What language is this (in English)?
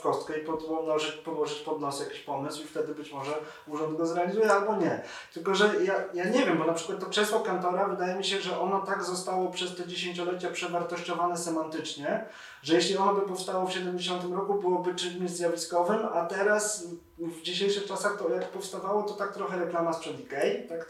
Polish